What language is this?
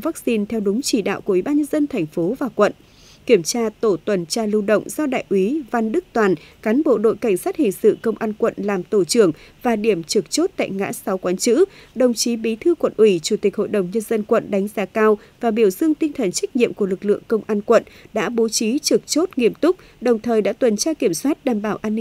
Vietnamese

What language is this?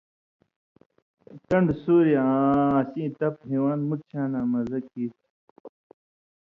Indus Kohistani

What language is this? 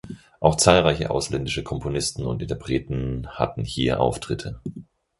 German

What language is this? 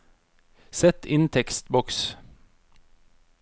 Norwegian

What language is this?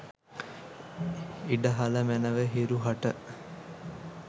Sinhala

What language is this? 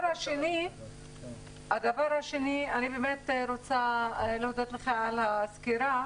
Hebrew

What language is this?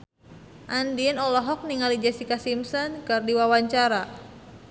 Sundanese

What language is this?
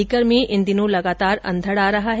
Hindi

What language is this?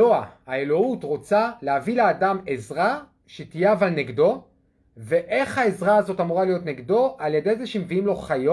Hebrew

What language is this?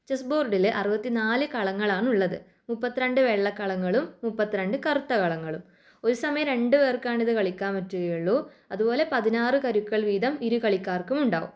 Malayalam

